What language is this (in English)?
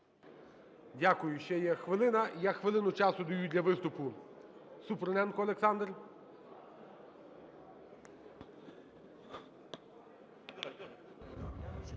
Ukrainian